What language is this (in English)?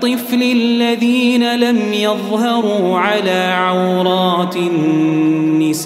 Arabic